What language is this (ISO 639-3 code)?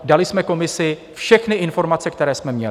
ces